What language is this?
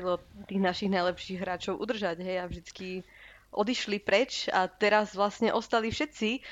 Slovak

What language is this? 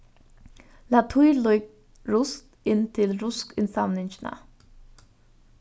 Faroese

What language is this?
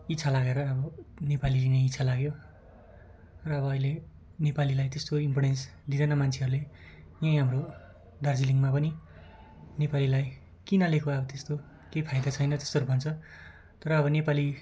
Nepali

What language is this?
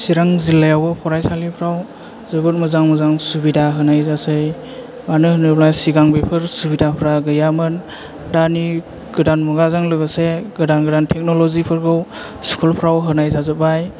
Bodo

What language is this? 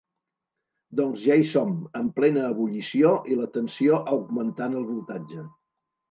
Catalan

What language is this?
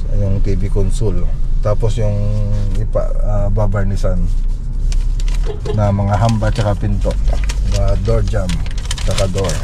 Filipino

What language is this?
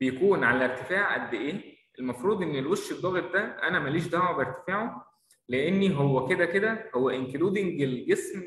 Arabic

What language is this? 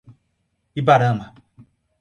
Portuguese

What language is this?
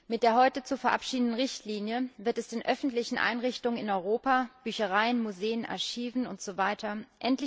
German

